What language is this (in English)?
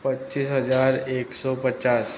Gujarati